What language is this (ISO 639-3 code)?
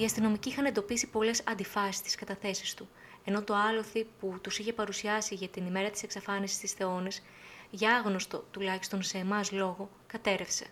ell